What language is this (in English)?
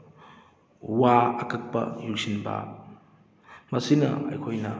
Manipuri